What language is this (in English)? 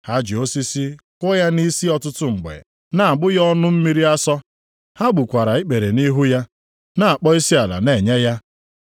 Igbo